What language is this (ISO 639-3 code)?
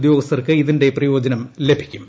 mal